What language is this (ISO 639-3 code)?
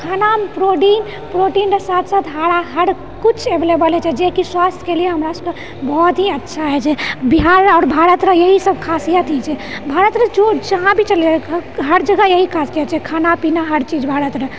mai